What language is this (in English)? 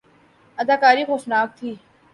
Urdu